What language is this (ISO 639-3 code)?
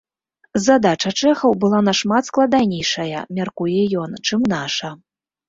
bel